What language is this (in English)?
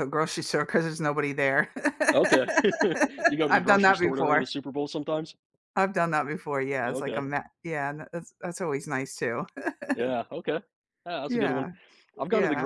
English